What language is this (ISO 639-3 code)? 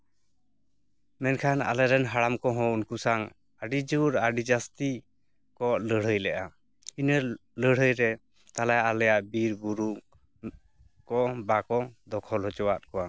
sat